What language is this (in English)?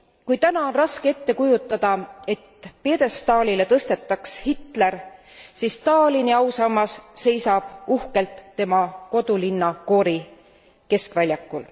Estonian